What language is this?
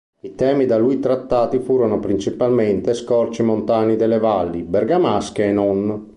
Italian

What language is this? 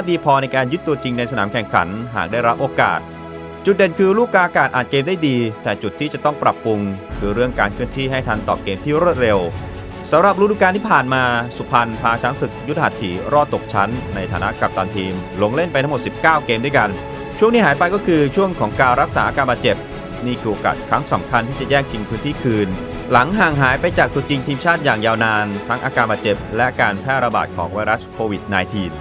Thai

